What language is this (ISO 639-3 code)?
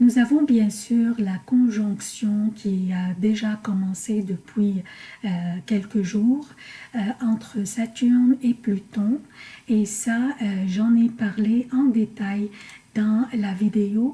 fra